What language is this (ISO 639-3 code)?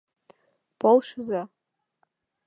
chm